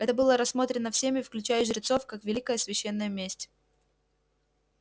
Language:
Russian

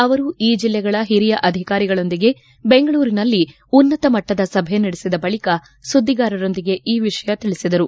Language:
Kannada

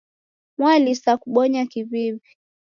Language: Taita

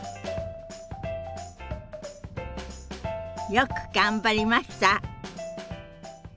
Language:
Japanese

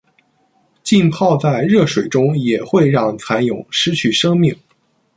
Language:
Chinese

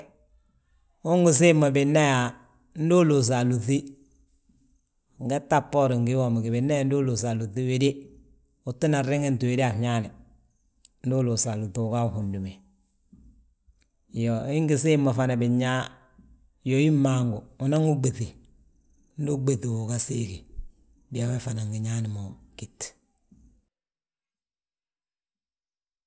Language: Balanta-Ganja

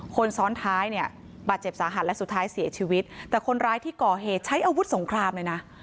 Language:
Thai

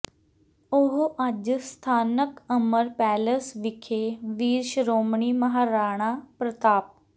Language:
Punjabi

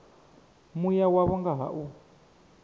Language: Venda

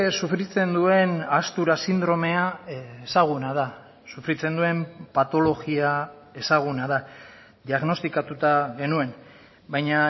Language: Basque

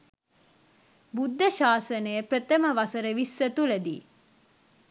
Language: Sinhala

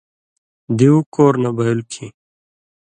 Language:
Indus Kohistani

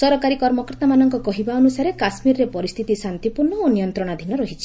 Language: Odia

